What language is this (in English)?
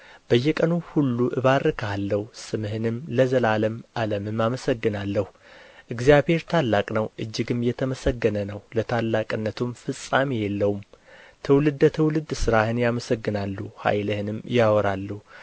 Amharic